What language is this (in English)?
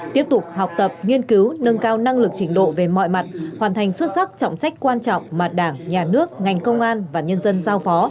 Vietnamese